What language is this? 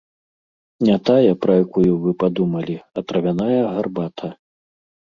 Belarusian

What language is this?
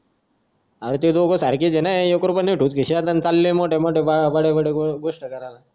Marathi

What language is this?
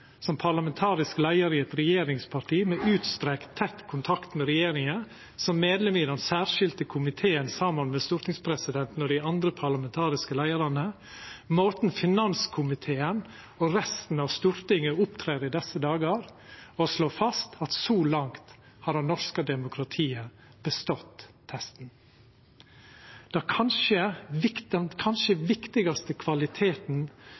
Norwegian Nynorsk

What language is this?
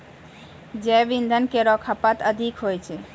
Maithili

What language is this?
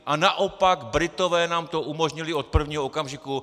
Czech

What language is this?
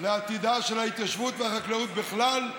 Hebrew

